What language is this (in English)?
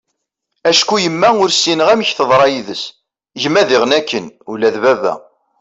Kabyle